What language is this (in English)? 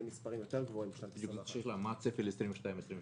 Hebrew